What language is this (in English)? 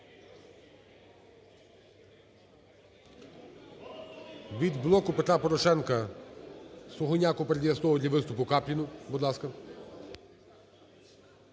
Ukrainian